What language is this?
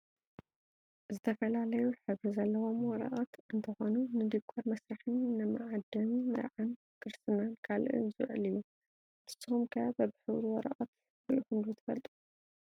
Tigrinya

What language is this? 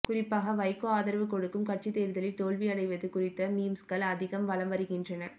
Tamil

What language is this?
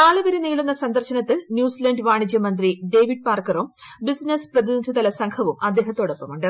Malayalam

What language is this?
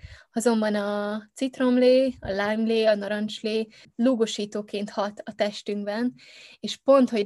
Hungarian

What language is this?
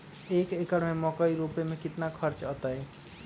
Magahi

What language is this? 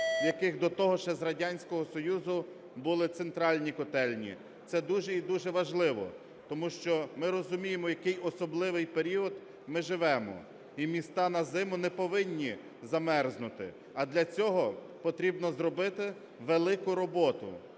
Ukrainian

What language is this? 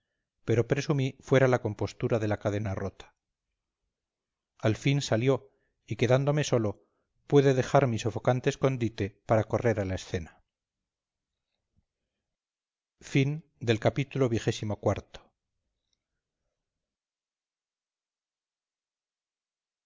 Spanish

